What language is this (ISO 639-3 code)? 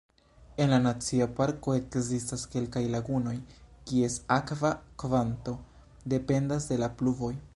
epo